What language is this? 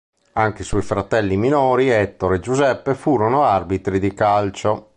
Italian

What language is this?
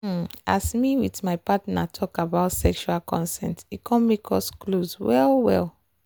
Nigerian Pidgin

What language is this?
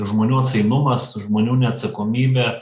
Lithuanian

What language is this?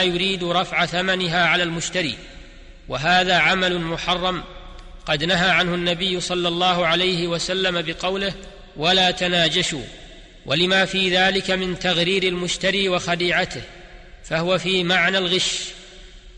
Arabic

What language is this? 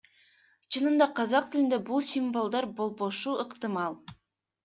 Kyrgyz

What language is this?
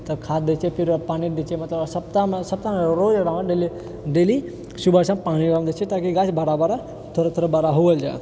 Maithili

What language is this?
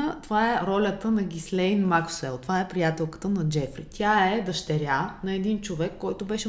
Bulgarian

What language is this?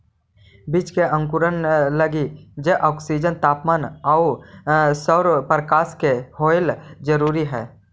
Magahi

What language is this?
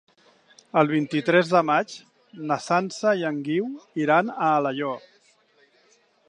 Catalan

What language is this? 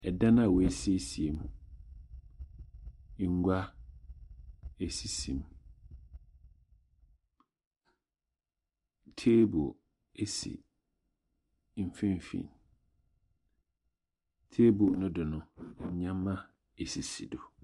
Akan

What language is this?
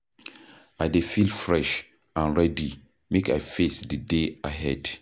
Nigerian Pidgin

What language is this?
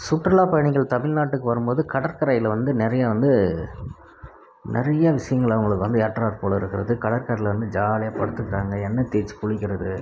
Tamil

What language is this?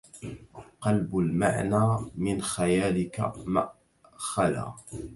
Arabic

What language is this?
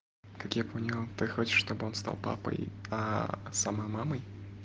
Russian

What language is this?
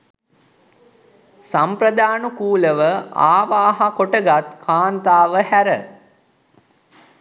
Sinhala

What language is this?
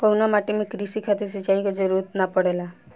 Bhojpuri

